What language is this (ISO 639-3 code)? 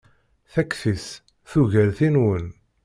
kab